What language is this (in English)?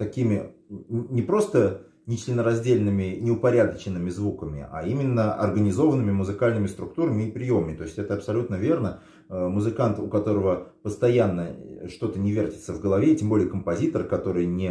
Russian